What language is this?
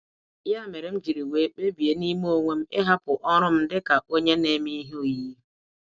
Igbo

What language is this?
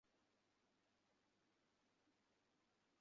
Bangla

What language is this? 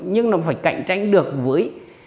Vietnamese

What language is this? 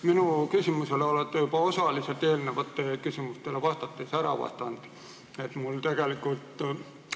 Estonian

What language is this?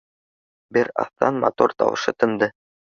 Bashkir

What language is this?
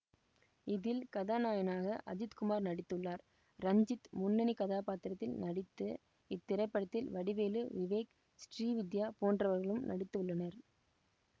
Tamil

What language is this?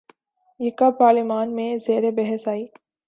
Urdu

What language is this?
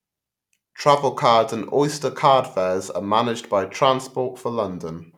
English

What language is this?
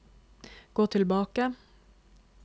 Norwegian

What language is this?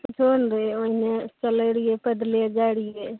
Maithili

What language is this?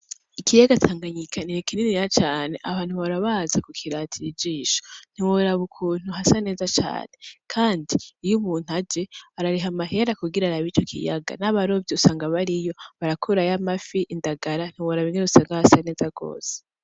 Rundi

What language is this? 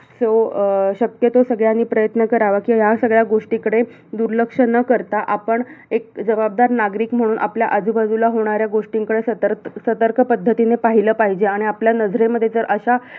Marathi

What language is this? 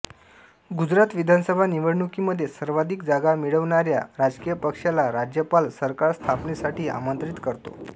Marathi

